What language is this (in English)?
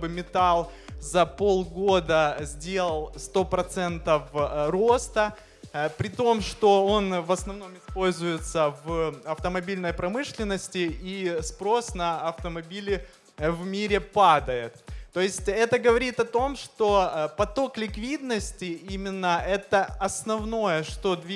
Russian